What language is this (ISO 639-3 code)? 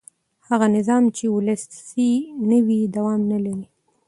pus